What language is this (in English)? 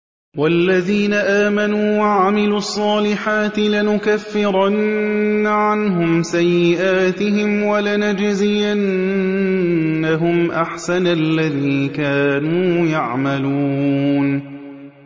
Arabic